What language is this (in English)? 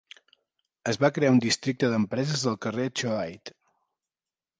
Catalan